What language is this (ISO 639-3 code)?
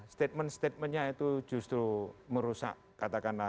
ind